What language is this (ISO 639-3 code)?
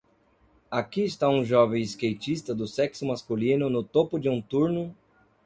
por